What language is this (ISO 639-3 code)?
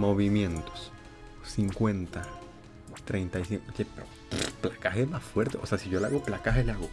spa